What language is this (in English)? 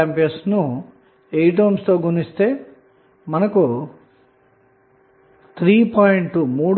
Telugu